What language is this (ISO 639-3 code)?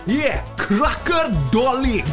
cym